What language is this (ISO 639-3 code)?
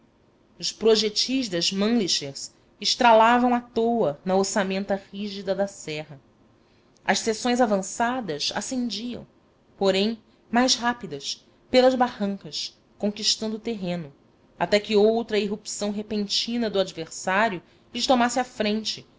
por